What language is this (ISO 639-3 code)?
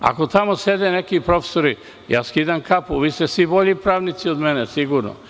srp